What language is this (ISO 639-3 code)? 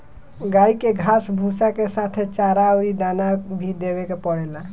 bho